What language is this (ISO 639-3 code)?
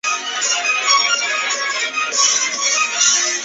zho